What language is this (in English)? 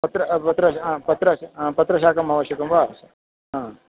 Sanskrit